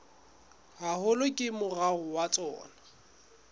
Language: Southern Sotho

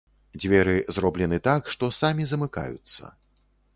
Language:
Belarusian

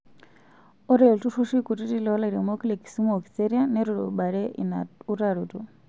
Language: Masai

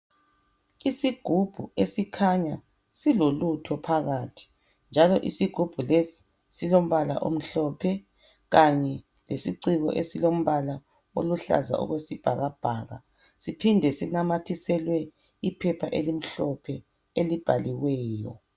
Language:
North Ndebele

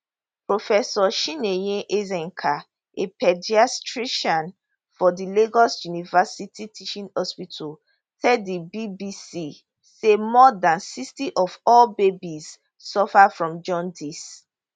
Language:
Nigerian Pidgin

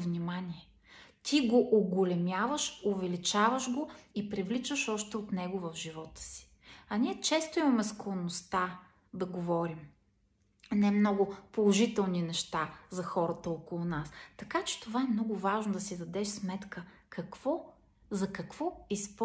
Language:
Bulgarian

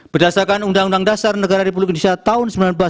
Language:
Indonesian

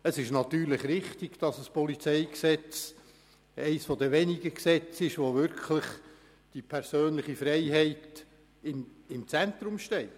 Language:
Swiss German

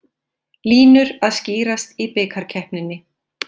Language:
Icelandic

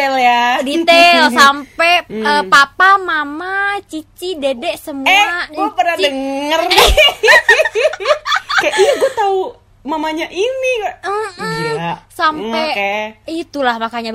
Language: Indonesian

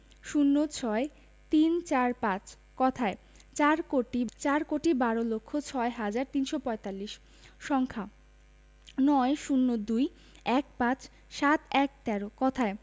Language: Bangla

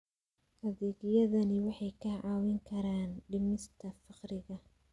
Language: Somali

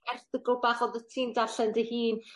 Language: Welsh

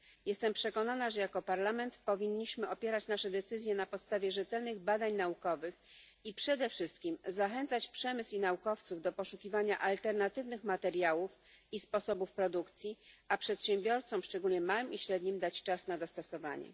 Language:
Polish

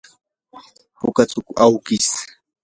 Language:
Yanahuanca Pasco Quechua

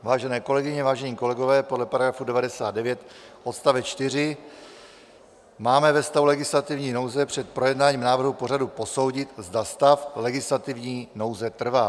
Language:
Czech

